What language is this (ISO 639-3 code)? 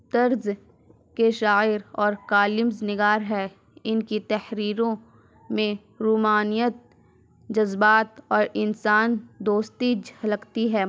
urd